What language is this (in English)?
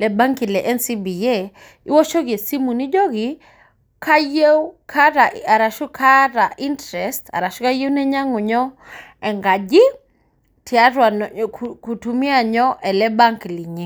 Masai